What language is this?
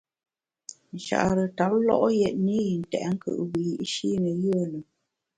Bamun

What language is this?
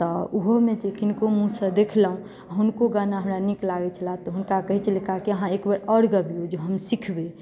Maithili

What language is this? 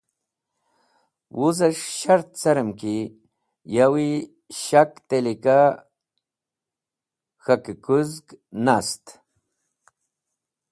Wakhi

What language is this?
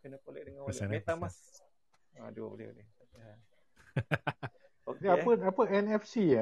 Malay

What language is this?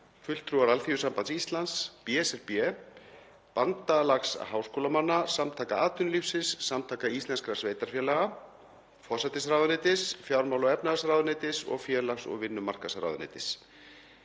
Icelandic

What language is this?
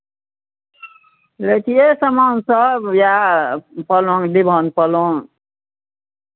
Maithili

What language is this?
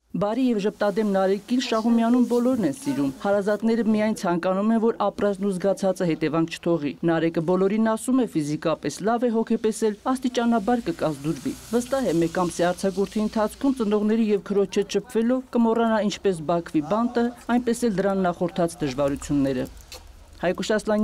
Turkish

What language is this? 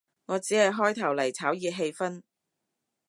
Cantonese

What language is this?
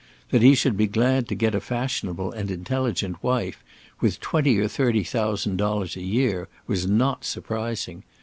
English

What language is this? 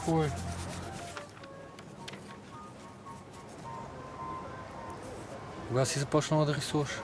Bulgarian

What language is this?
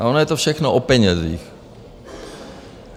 Czech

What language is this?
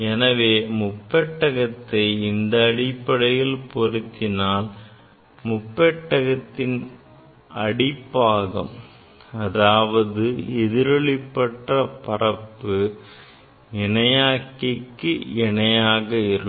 Tamil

